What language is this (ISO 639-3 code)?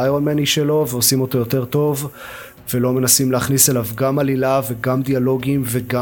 heb